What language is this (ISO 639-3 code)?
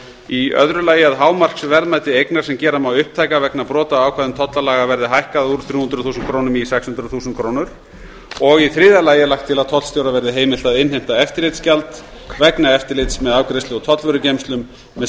isl